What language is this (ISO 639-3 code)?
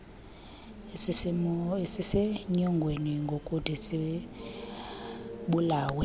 xho